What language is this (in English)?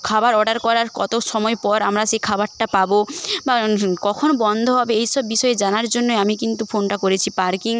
Bangla